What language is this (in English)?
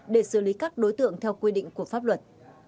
Vietnamese